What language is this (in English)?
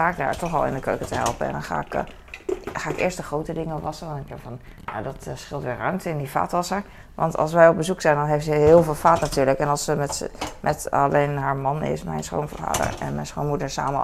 Dutch